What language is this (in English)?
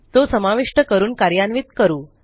Marathi